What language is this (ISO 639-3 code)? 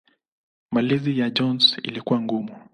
swa